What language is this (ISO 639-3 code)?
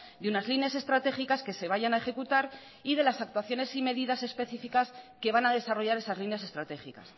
spa